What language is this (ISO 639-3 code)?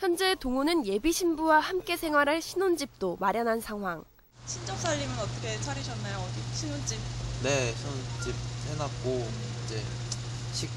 kor